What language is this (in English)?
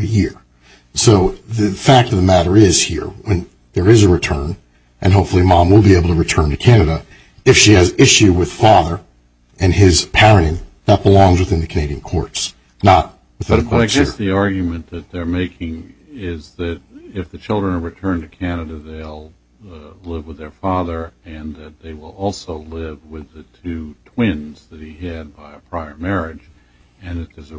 English